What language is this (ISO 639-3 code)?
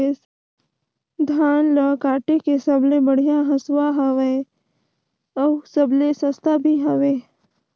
hne